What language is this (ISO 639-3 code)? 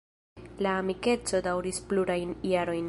epo